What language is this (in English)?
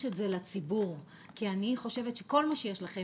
Hebrew